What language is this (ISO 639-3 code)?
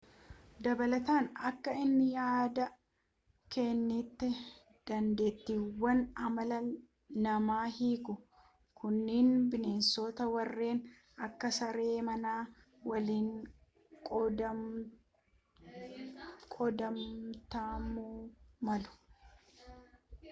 orm